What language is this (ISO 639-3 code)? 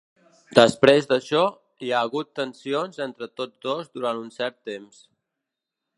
cat